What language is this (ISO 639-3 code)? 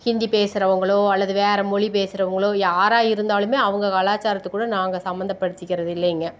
tam